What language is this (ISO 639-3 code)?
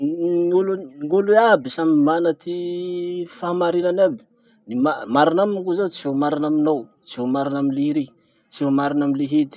msh